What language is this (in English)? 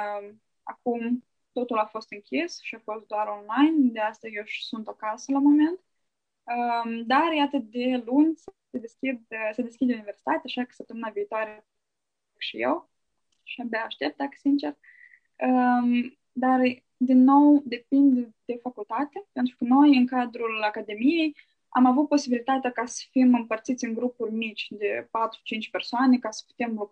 Romanian